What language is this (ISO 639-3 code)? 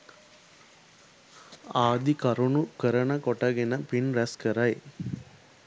sin